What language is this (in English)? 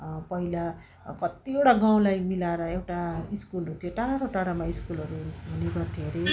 Nepali